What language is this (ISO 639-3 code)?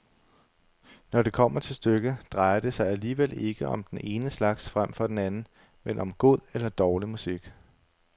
dan